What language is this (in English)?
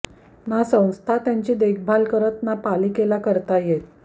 Marathi